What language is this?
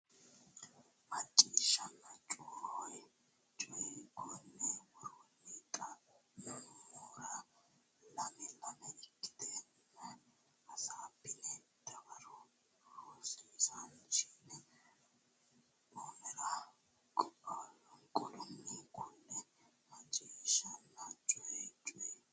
Sidamo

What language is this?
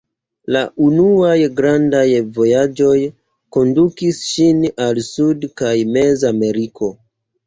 Esperanto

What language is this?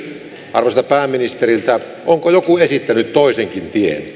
Finnish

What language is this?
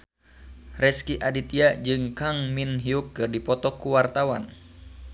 Sundanese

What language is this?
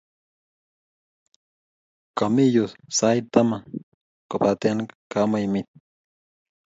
Kalenjin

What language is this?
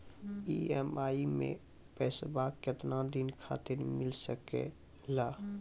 Maithili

